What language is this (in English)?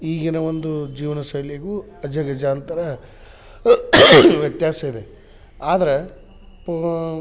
Kannada